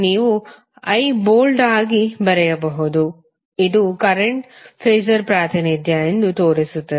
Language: Kannada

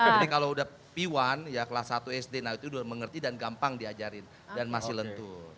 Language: Indonesian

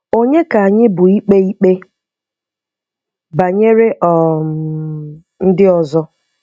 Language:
Igbo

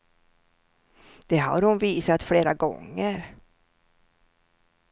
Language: Swedish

